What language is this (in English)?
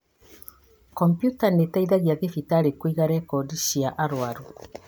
Kikuyu